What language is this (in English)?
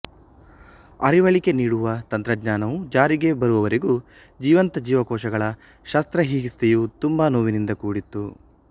Kannada